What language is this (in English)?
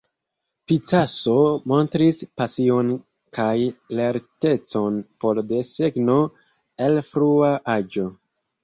Esperanto